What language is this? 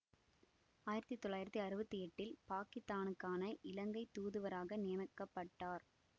Tamil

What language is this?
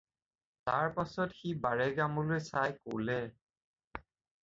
Assamese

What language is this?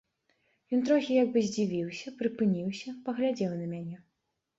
Belarusian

